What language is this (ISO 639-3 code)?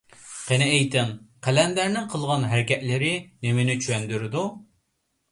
uig